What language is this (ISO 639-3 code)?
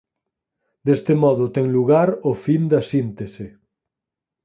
glg